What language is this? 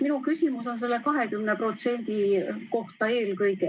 Estonian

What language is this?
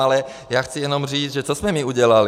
Czech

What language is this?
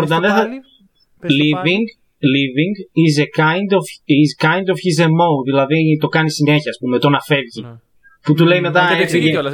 Greek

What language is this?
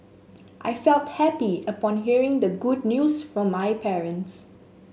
English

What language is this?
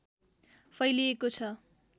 Nepali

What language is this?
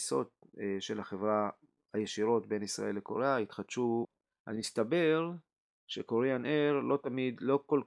Hebrew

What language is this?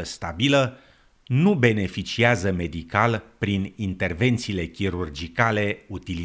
Romanian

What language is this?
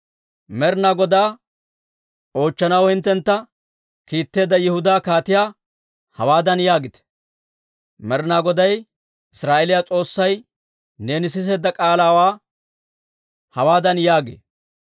Dawro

